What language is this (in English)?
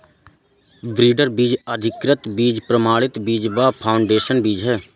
Hindi